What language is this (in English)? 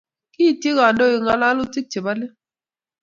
Kalenjin